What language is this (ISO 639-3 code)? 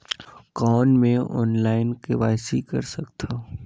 hne